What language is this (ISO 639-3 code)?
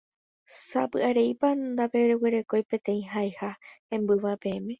grn